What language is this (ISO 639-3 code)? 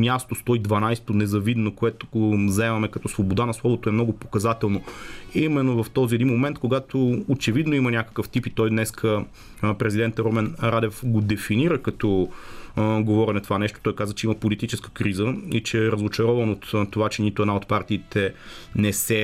bul